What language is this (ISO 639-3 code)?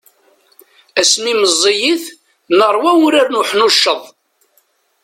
kab